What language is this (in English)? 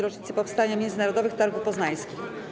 Polish